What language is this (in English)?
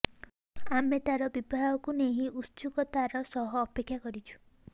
Odia